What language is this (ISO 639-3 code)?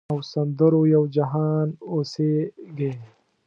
pus